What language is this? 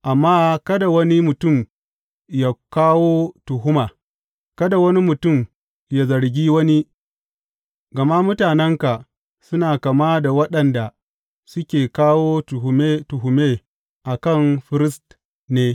Hausa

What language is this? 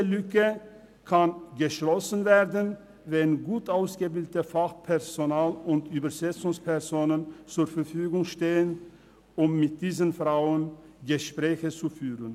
Swiss German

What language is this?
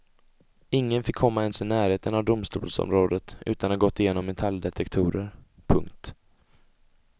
Swedish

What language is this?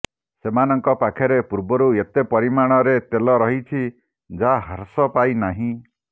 Odia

